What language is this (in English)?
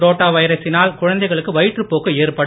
Tamil